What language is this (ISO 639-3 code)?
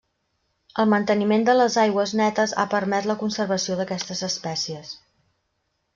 cat